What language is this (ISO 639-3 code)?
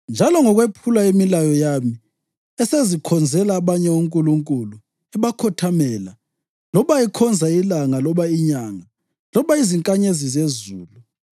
nde